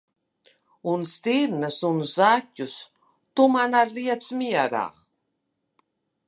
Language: Latvian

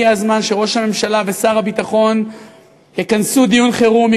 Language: Hebrew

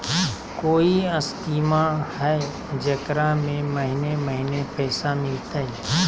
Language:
Magahi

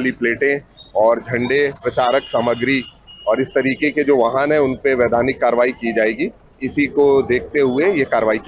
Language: Hindi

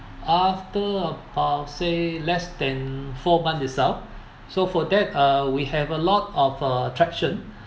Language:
English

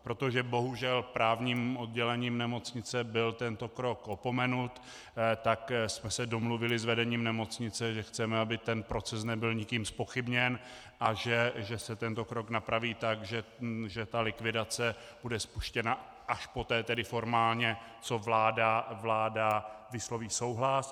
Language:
Czech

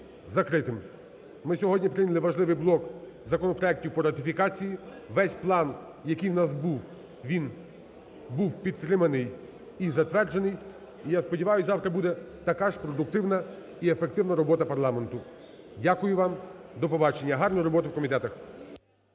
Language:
Ukrainian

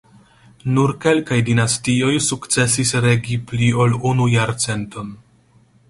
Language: Esperanto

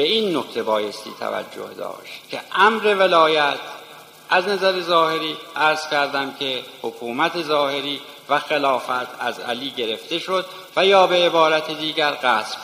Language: Persian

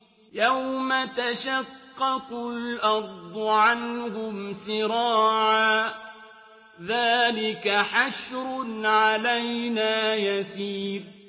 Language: Arabic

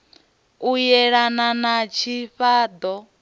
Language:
Venda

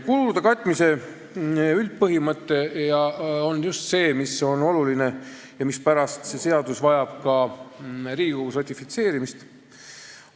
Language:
Estonian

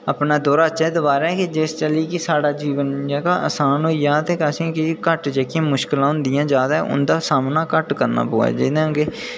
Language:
Dogri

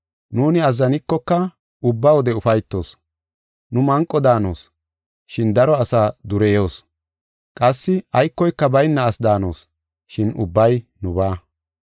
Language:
Gofa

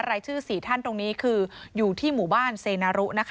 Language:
Thai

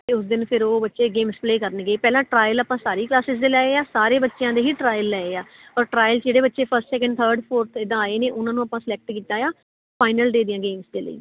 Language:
Punjabi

